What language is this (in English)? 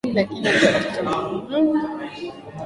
Swahili